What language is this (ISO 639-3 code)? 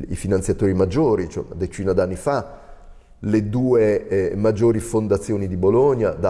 ita